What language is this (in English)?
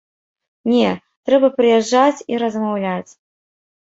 Belarusian